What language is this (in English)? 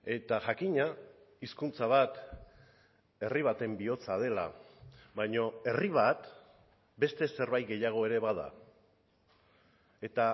Basque